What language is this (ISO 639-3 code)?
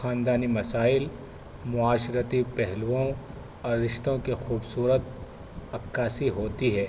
urd